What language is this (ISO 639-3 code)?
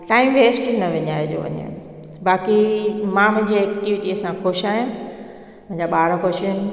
snd